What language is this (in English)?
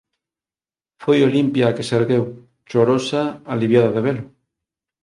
Galician